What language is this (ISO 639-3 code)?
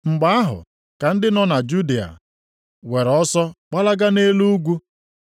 ibo